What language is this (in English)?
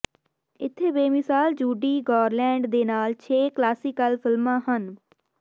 Punjabi